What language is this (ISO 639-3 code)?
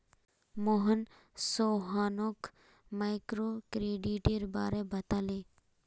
mag